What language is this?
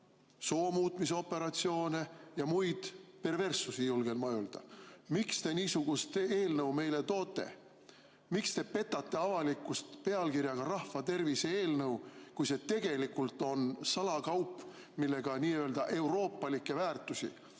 Estonian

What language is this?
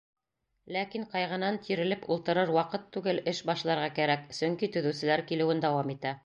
Bashkir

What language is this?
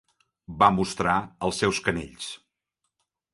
Catalan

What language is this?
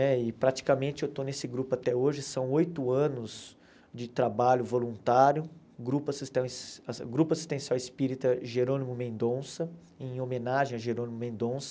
Portuguese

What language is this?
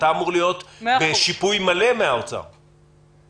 Hebrew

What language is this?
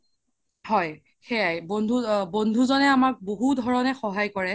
Assamese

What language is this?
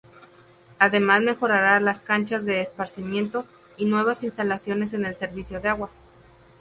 Spanish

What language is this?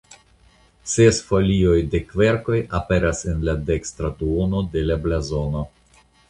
Esperanto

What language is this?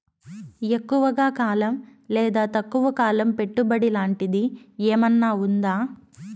Telugu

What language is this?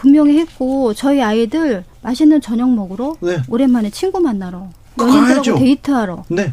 Korean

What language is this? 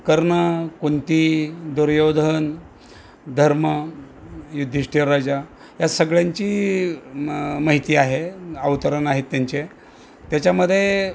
Marathi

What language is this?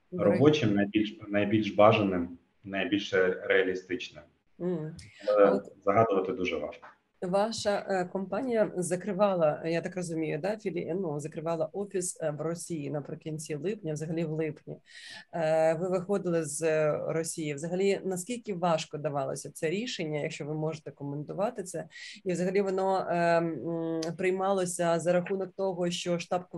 Ukrainian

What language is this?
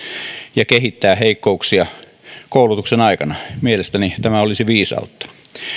Finnish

